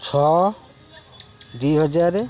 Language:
Odia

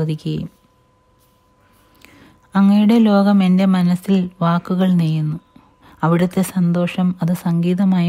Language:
Indonesian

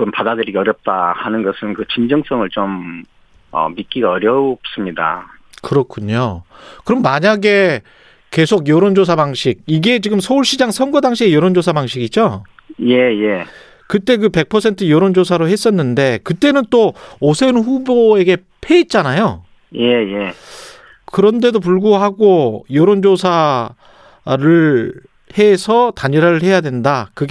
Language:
Korean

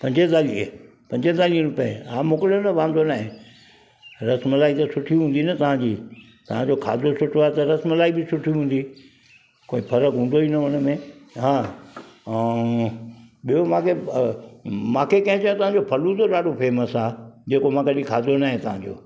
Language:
Sindhi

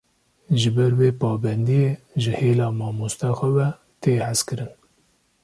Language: Kurdish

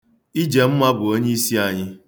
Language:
Igbo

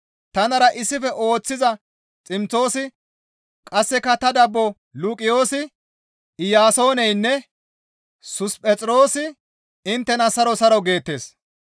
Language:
Gamo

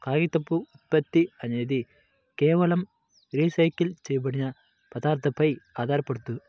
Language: Telugu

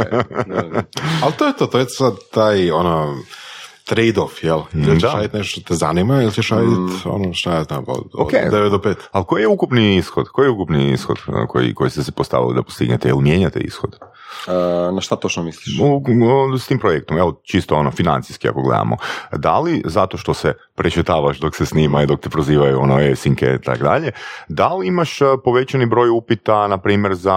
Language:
Croatian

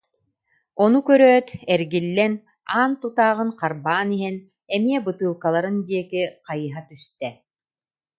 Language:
Yakut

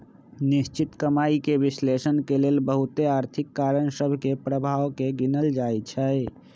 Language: Magahi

